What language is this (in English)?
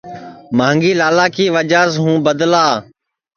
Sansi